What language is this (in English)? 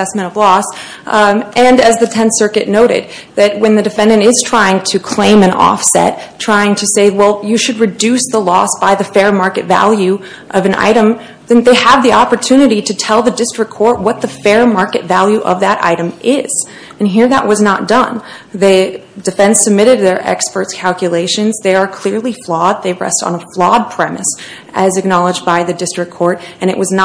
English